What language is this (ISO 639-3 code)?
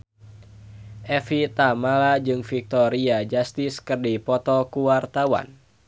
sun